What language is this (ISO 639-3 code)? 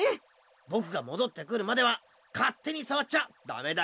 jpn